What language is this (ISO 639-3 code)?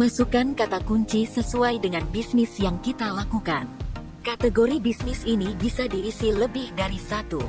ind